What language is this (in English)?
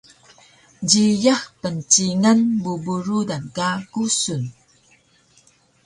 Taroko